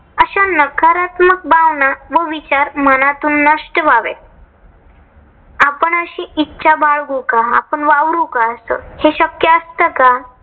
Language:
Marathi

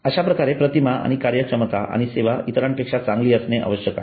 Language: Marathi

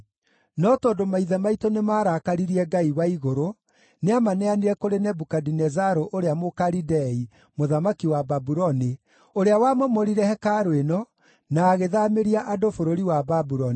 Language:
Kikuyu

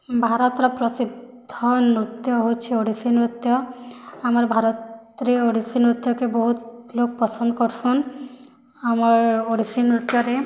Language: Odia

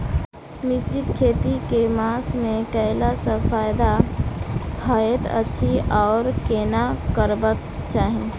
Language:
Maithili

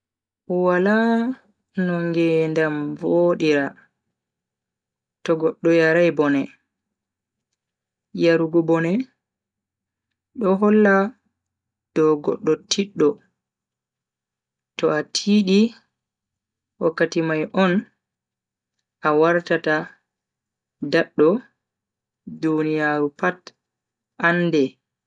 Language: Bagirmi Fulfulde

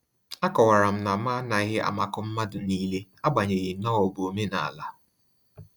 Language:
Igbo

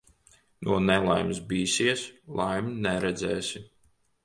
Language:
Latvian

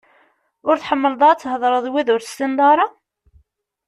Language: Kabyle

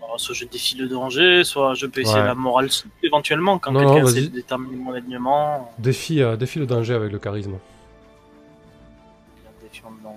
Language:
French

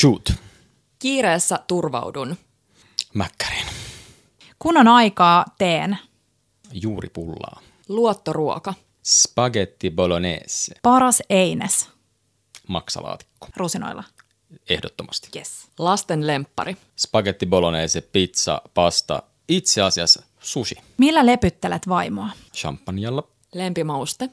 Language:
Finnish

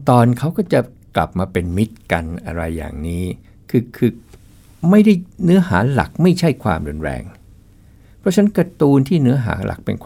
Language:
Thai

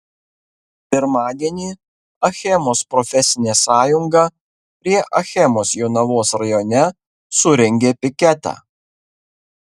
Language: Lithuanian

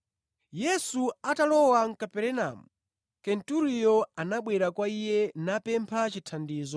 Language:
Nyanja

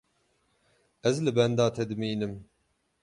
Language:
Kurdish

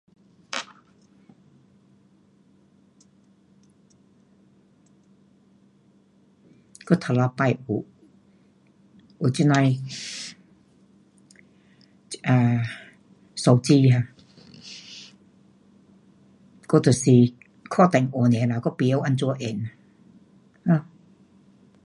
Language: Pu-Xian Chinese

